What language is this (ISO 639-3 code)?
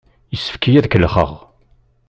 kab